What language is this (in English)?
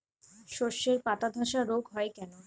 Bangla